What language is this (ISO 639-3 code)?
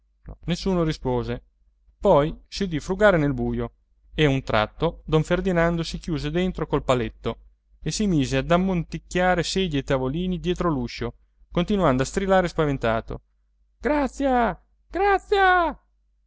ita